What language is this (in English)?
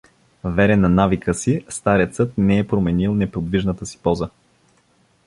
Bulgarian